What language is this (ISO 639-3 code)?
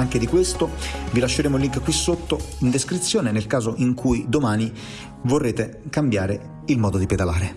ita